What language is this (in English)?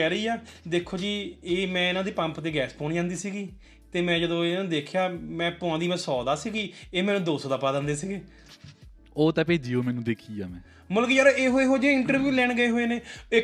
Punjabi